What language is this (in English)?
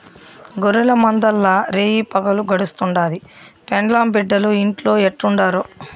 Telugu